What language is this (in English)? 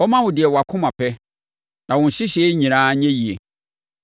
Akan